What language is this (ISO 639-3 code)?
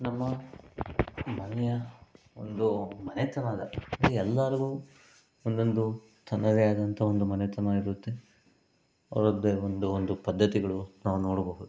kan